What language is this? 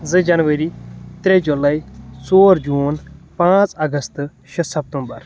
Kashmiri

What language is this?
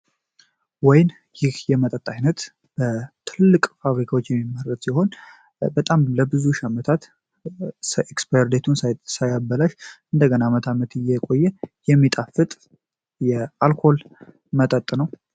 Amharic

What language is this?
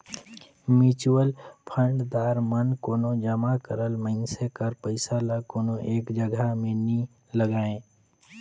Chhattisgarhi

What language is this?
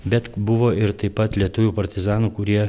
Lithuanian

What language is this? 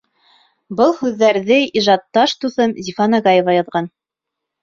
Bashkir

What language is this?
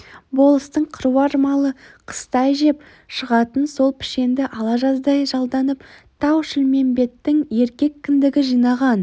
Kazakh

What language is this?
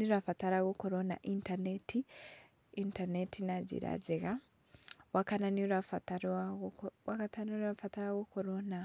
Kikuyu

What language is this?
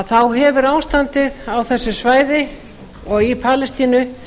Icelandic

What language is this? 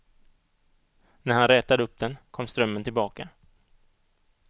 Swedish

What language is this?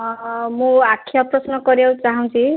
Odia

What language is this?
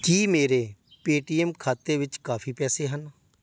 Punjabi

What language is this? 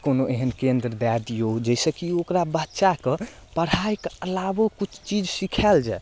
Maithili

